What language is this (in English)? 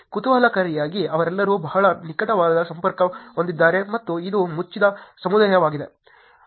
Kannada